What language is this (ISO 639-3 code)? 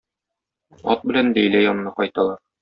tat